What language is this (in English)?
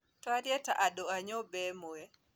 Kikuyu